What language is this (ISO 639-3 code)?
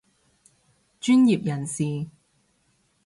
yue